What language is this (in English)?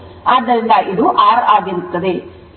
Kannada